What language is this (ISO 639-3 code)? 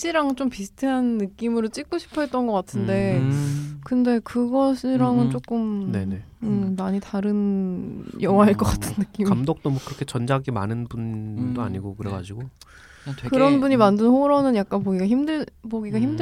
kor